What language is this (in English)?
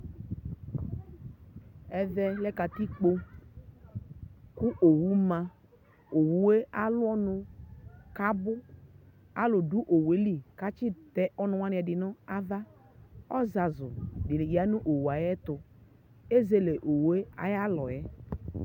Ikposo